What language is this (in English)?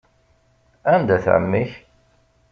Kabyle